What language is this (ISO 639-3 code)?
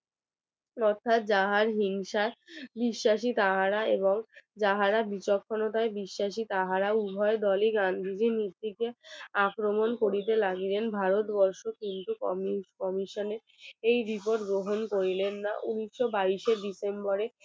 ben